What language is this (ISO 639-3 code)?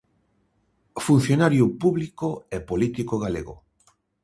glg